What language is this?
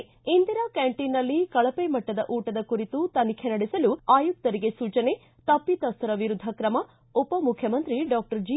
Kannada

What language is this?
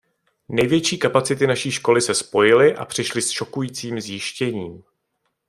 Czech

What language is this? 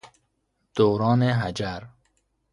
Persian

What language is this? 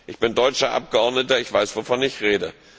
German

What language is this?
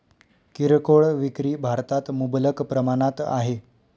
Marathi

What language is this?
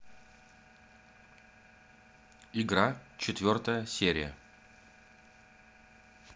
Russian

